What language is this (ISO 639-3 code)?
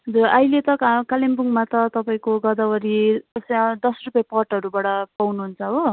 nep